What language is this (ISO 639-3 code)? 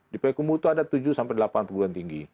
ind